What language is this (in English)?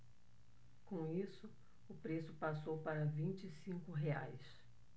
Portuguese